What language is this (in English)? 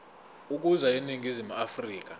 Zulu